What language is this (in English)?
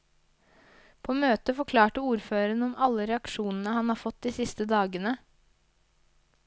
Norwegian